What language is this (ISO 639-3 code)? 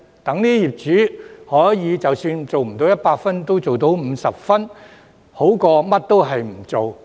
yue